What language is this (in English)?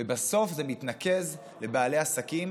Hebrew